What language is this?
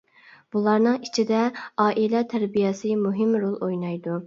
Uyghur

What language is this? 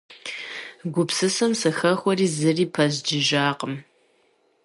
Kabardian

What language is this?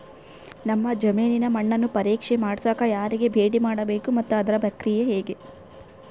Kannada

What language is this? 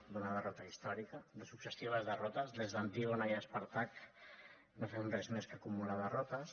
Catalan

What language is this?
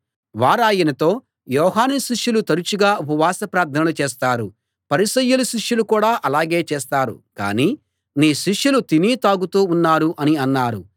Telugu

